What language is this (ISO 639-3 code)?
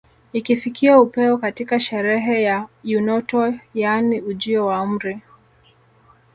swa